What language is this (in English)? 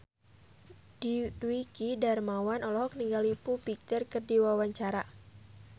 Sundanese